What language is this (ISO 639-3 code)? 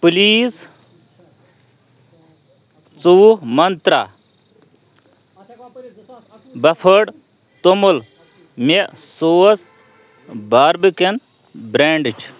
kas